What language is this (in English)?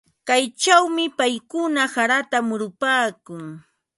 Ambo-Pasco Quechua